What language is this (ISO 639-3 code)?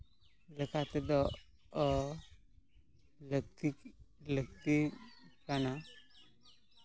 sat